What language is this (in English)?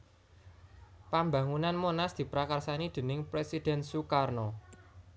Javanese